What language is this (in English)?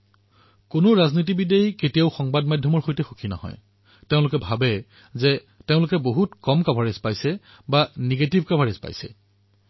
Assamese